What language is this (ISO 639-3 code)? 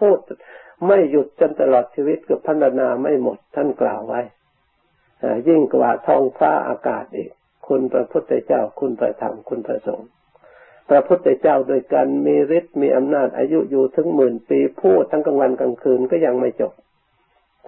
tha